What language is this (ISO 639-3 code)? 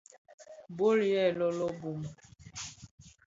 ksf